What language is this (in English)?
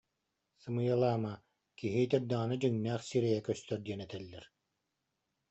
Yakut